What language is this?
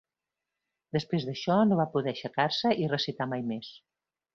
Catalan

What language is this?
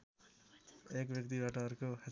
Nepali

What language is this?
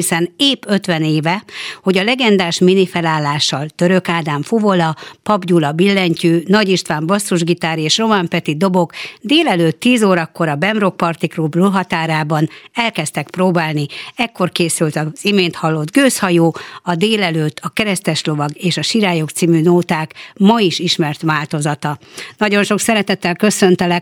Hungarian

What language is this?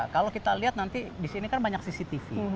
Indonesian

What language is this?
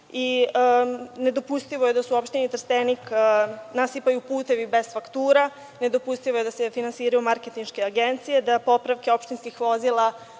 Serbian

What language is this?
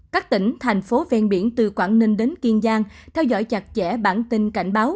Vietnamese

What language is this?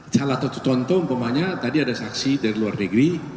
Indonesian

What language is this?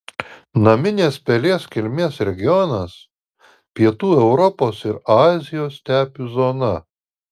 Lithuanian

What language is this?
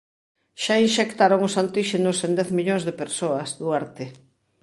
Galician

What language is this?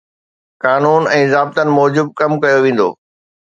Sindhi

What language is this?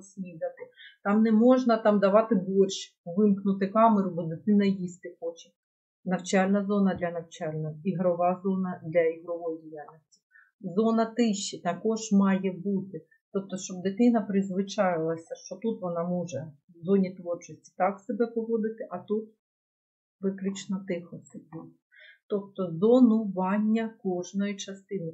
Ukrainian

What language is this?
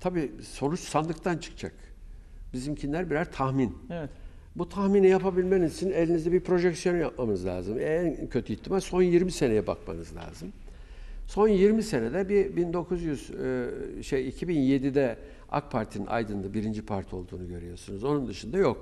Turkish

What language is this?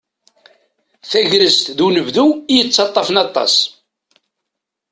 Kabyle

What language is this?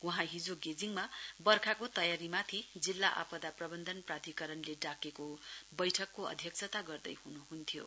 Nepali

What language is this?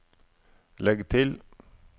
Norwegian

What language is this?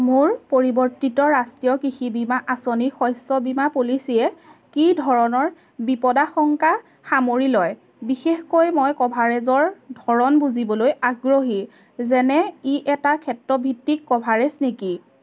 Assamese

